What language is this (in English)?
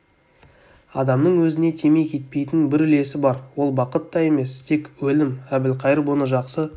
Kazakh